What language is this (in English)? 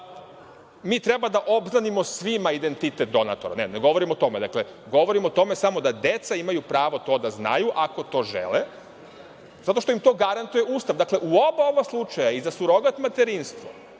Serbian